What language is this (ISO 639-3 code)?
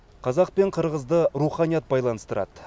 kaz